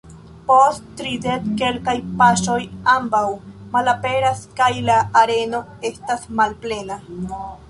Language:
Esperanto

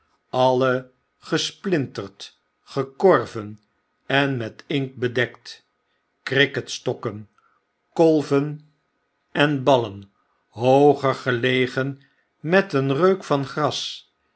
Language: Dutch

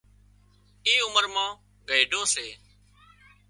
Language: Wadiyara Koli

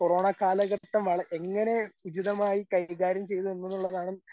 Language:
Malayalam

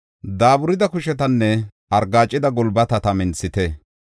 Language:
Gofa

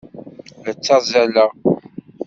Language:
Kabyle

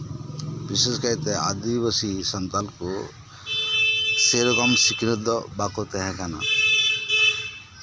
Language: Santali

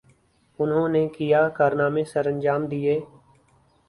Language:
Urdu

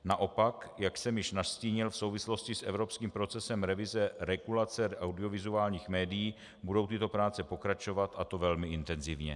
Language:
Czech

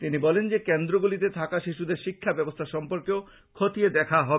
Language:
Bangla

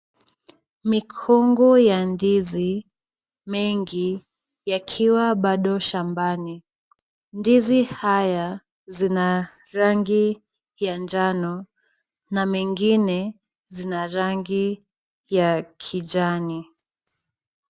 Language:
Swahili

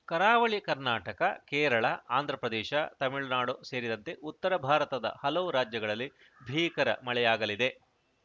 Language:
Kannada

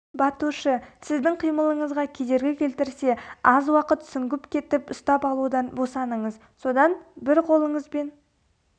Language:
Kazakh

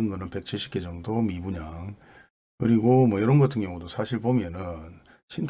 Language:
Korean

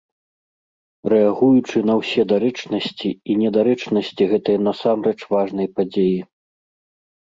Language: Belarusian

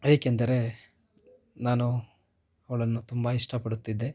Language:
Kannada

